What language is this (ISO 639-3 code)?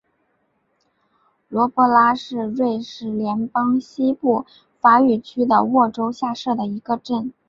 zho